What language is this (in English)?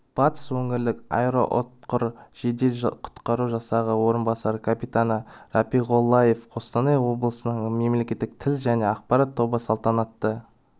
Kazakh